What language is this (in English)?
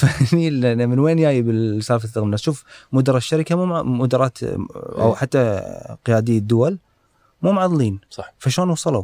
Arabic